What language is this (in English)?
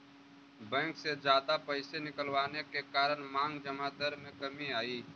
Magahi